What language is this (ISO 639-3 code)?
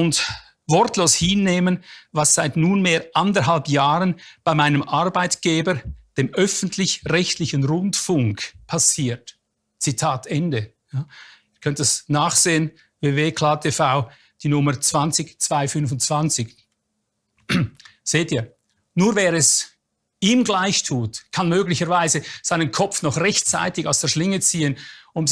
deu